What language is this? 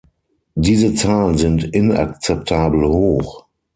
German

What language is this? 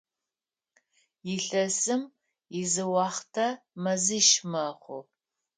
Adyghe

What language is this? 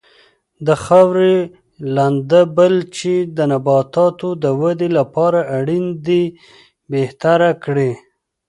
Pashto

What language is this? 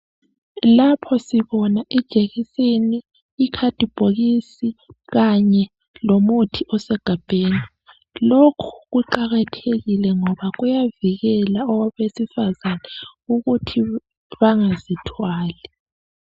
North Ndebele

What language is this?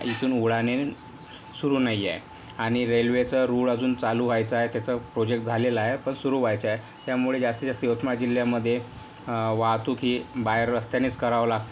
Marathi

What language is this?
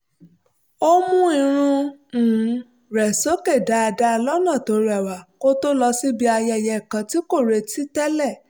Yoruba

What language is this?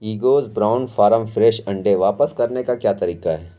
Urdu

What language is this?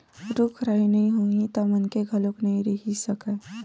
Chhattisgarhi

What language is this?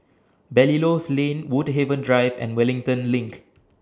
English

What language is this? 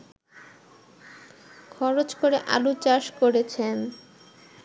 Bangla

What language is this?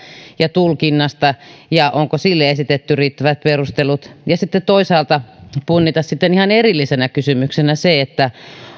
Finnish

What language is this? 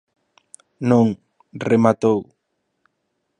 Galician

